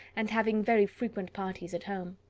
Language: English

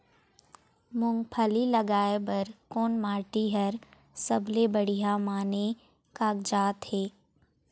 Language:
Chhattisgarhi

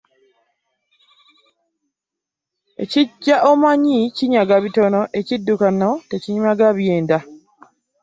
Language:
Ganda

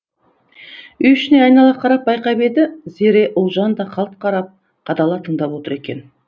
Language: Kazakh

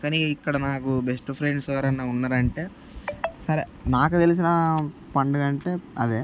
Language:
Telugu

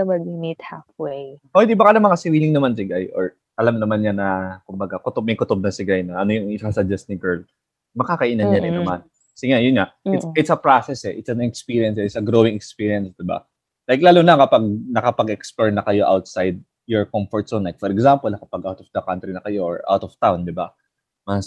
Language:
Filipino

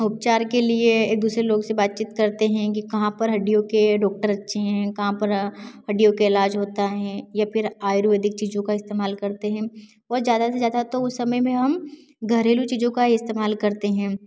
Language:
Hindi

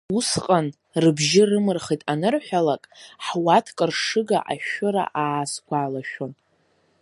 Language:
Abkhazian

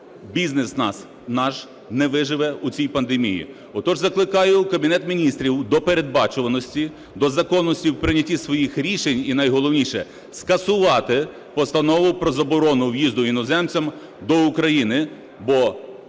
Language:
Ukrainian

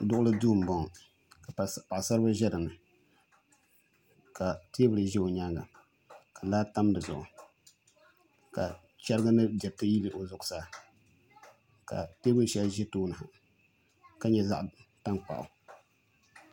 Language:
Dagbani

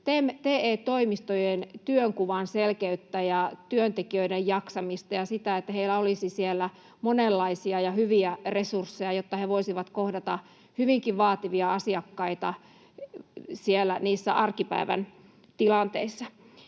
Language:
Finnish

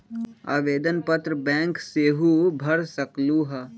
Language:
Magahi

